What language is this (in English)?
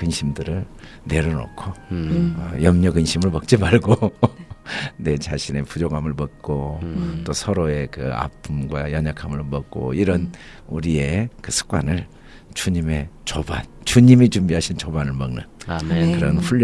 Korean